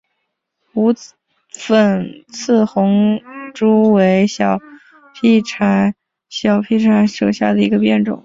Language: Chinese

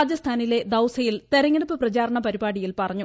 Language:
Malayalam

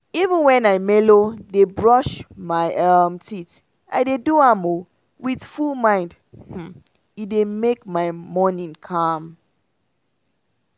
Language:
Nigerian Pidgin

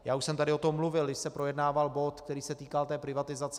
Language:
Czech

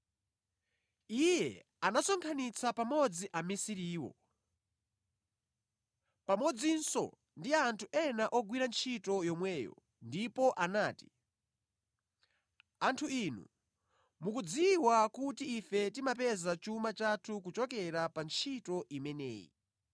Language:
Nyanja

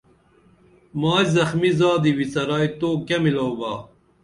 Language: Dameli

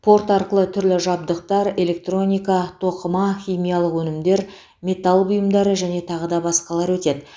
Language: Kazakh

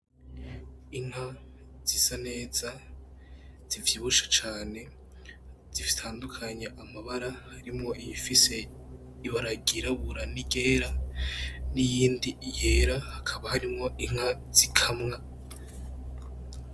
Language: Rundi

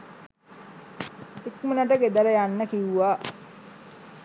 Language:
Sinhala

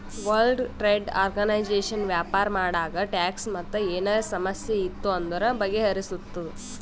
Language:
Kannada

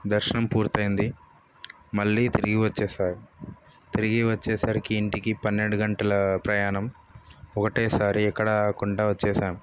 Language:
Telugu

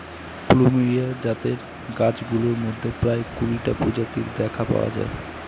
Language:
Bangla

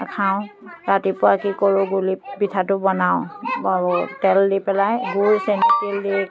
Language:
Assamese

